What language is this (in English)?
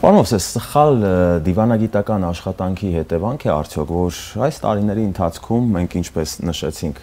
Romanian